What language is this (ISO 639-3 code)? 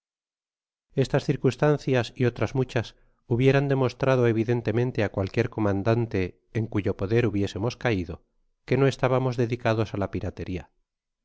spa